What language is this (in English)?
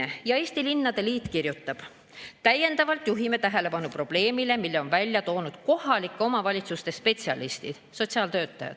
Estonian